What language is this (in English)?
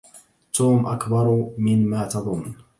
Arabic